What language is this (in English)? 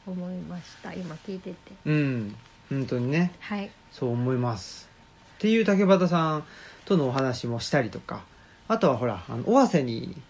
Japanese